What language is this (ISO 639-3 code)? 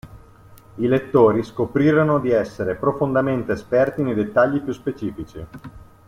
ita